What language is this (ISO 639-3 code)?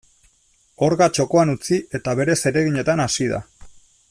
eus